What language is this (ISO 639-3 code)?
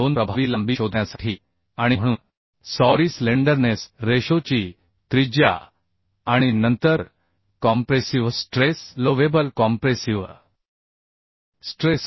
mar